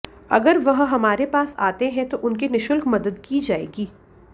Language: Hindi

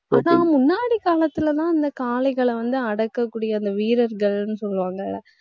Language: Tamil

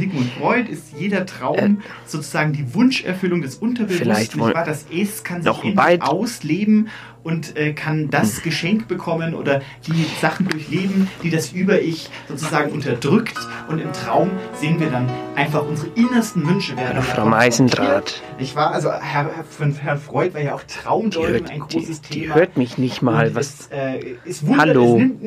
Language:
German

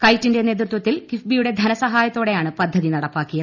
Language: Malayalam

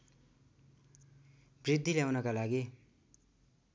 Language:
Nepali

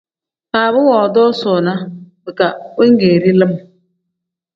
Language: Tem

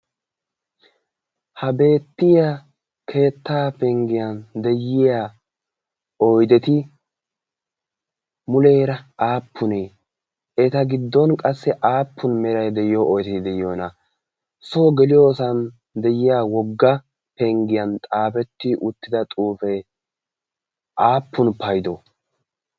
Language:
Wolaytta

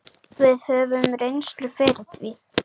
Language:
Icelandic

